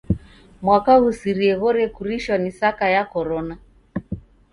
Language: Taita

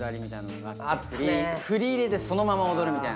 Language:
Japanese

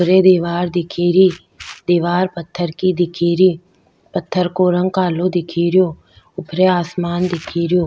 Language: Rajasthani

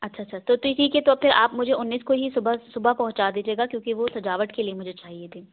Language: Urdu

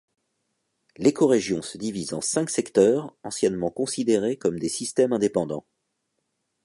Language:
French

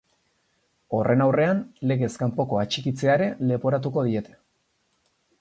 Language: Basque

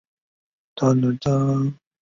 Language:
Chinese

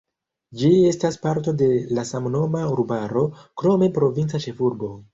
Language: Esperanto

